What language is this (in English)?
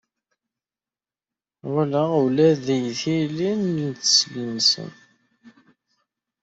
Kabyle